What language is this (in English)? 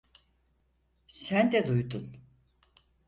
Turkish